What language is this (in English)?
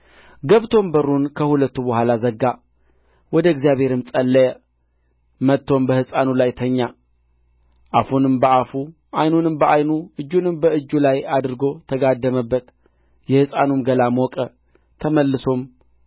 Amharic